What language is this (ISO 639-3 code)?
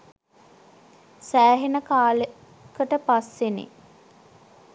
sin